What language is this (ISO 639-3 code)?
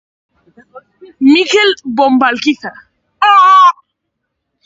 eus